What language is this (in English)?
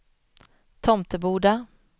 Swedish